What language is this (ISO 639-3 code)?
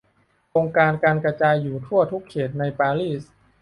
tha